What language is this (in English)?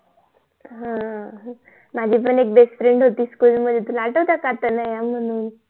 Marathi